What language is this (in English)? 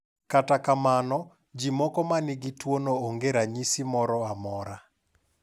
Luo (Kenya and Tanzania)